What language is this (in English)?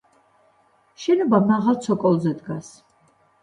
Georgian